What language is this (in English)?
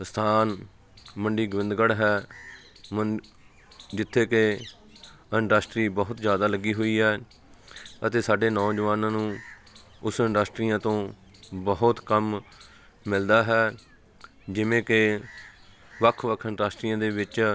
Punjabi